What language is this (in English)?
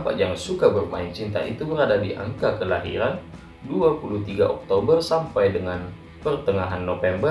Indonesian